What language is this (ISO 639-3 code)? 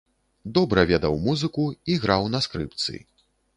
bel